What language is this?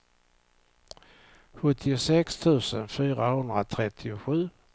Swedish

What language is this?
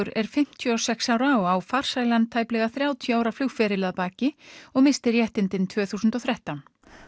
Icelandic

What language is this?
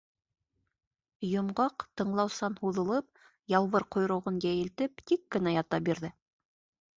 Bashkir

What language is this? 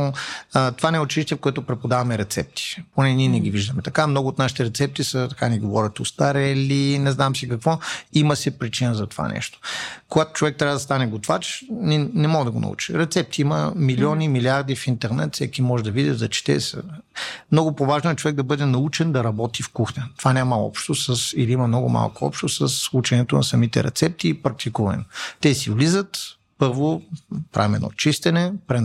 Bulgarian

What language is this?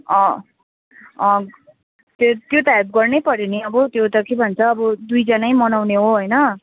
Nepali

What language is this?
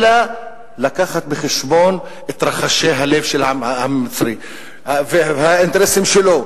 Hebrew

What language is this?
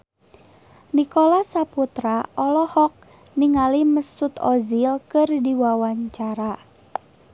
Sundanese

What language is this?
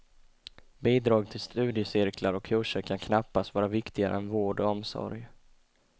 Swedish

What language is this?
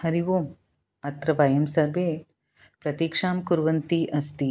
Sanskrit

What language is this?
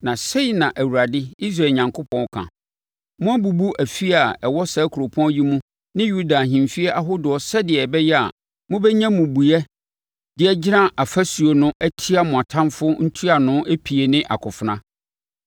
Akan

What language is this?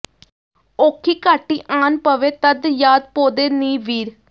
Punjabi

